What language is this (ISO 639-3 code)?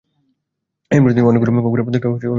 ben